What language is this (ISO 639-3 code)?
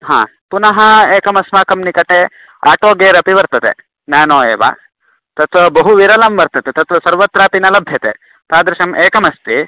san